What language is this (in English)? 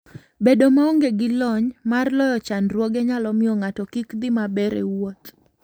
Luo (Kenya and Tanzania)